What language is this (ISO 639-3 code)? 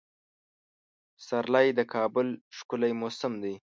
pus